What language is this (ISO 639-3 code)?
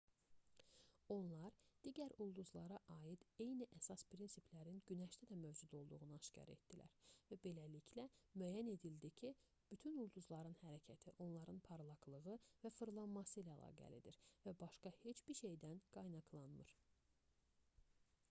aze